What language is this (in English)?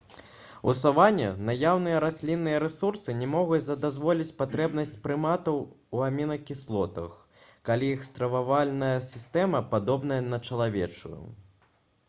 Belarusian